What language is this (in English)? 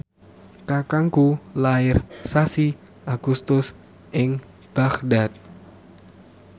Javanese